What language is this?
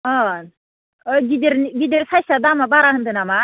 Bodo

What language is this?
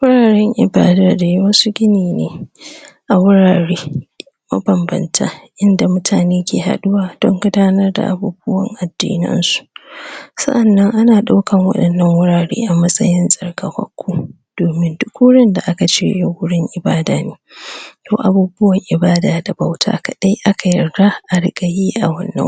Hausa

